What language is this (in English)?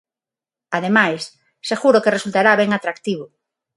Galician